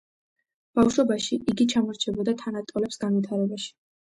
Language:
Georgian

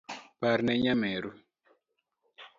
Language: Luo (Kenya and Tanzania)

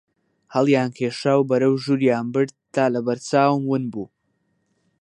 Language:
Central Kurdish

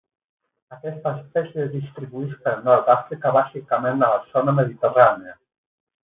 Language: Catalan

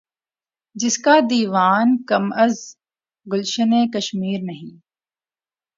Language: Urdu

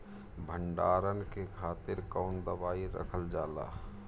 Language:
Bhojpuri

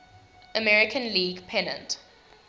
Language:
English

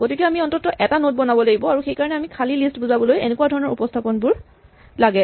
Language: Assamese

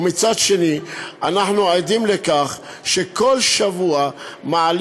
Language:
Hebrew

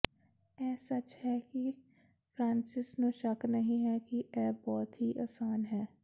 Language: Punjabi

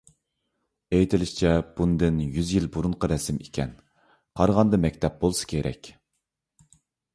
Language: Uyghur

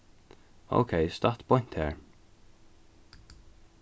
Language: Faroese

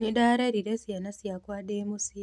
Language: Kikuyu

